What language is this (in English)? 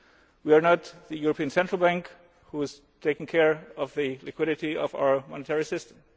English